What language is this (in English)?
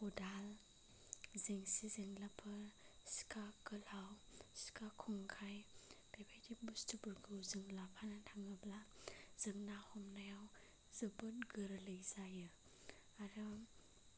Bodo